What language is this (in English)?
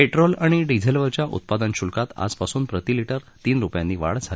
Marathi